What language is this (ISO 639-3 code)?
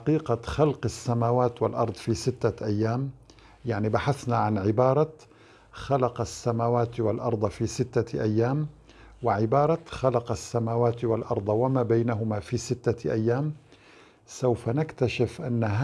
ara